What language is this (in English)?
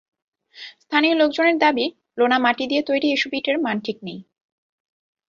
Bangla